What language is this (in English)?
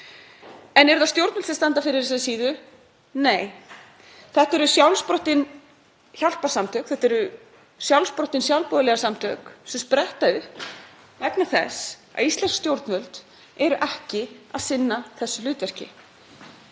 Icelandic